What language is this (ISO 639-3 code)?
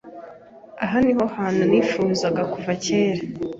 kin